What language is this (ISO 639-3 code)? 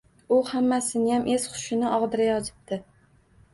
uzb